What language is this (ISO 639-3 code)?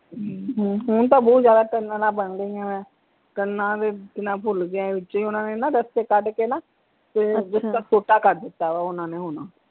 pan